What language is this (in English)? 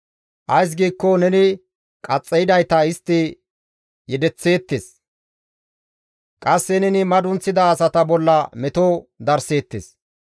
Gamo